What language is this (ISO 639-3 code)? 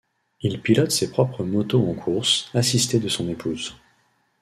fra